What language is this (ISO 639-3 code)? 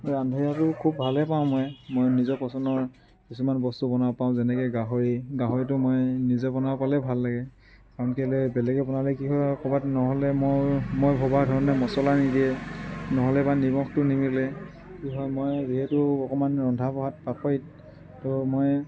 asm